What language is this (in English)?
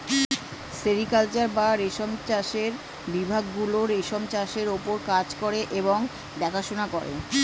Bangla